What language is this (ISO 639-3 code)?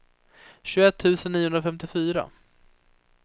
swe